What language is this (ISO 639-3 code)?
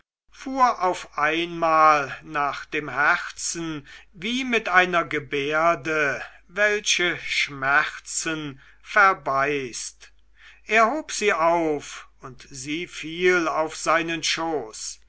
deu